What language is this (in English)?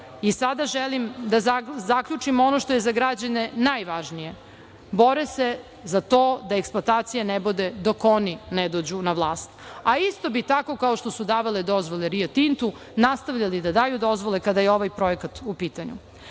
Serbian